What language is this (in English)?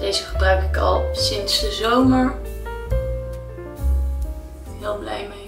Dutch